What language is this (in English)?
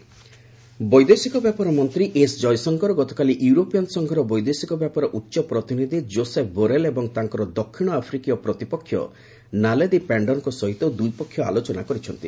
Odia